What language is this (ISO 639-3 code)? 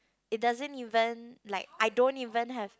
eng